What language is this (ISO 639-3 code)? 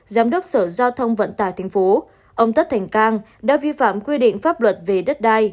vie